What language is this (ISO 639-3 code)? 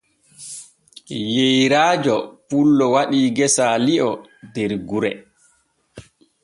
fue